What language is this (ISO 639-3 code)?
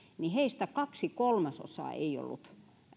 fin